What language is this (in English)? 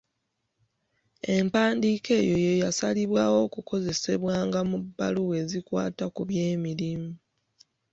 Ganda